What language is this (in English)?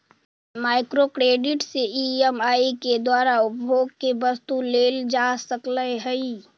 Magahi